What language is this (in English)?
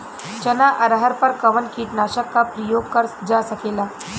Bhojpuri